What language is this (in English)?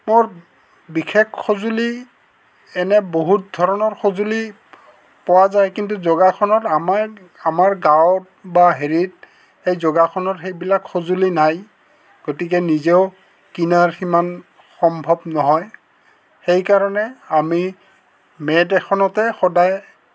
Assamese